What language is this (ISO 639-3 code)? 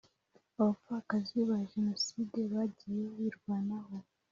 kin